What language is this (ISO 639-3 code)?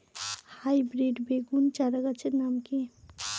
ben